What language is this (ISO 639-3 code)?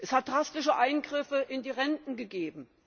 deu